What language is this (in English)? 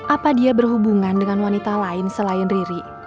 Indonesian